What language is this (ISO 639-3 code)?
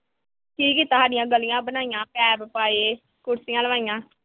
pan